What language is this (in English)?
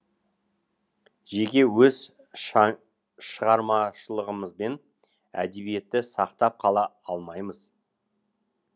Kazakh